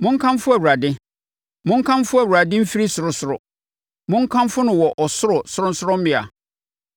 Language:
Akan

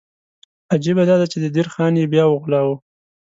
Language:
Pashto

